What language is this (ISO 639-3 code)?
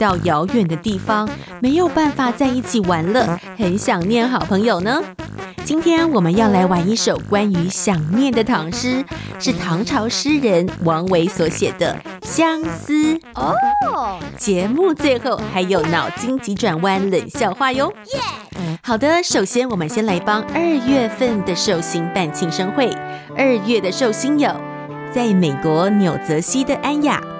zho